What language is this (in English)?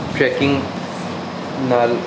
Punjabi